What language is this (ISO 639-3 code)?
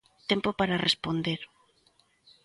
glg